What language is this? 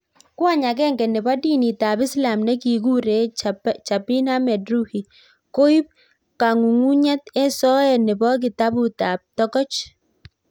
Kalenjin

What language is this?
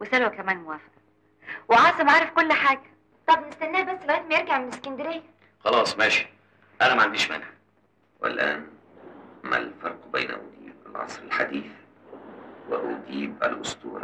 Arabic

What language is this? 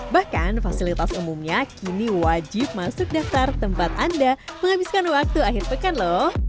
Indonesian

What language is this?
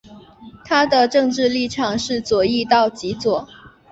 Chinese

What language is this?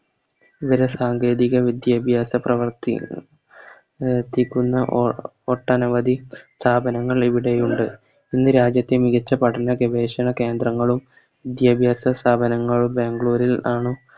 Malayalam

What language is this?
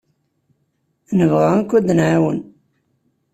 Kabyle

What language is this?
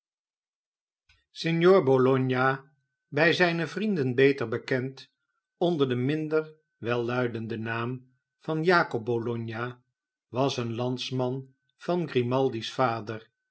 Dutch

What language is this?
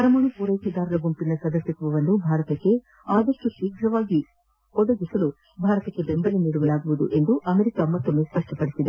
Kannada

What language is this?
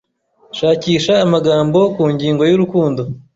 Kinyarwanda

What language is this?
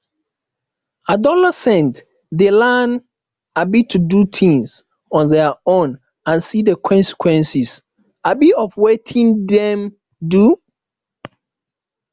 Nigerian Pidgin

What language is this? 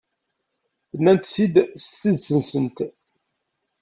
Kabyle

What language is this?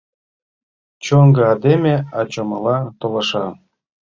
Mari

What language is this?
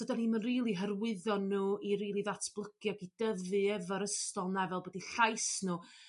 Welsh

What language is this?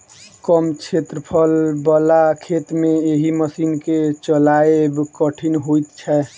Maithili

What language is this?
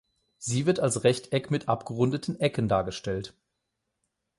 German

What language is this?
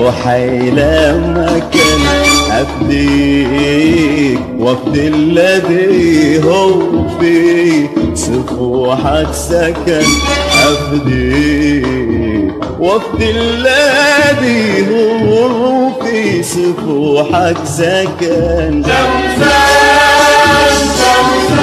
Arabic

